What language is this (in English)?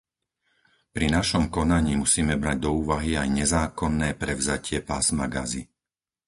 Slovak